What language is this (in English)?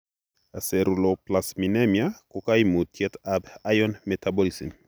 Kalenjin